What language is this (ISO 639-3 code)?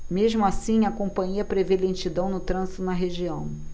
por